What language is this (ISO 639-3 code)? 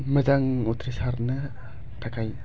brx